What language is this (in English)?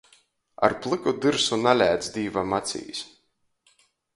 Latgalian